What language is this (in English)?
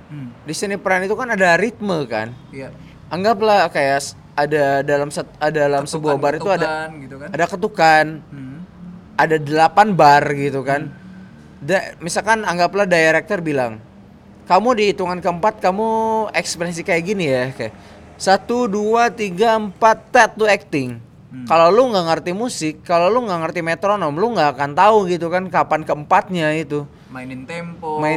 Indonesian